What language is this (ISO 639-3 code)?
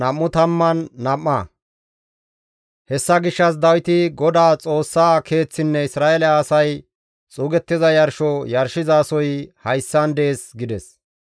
gmv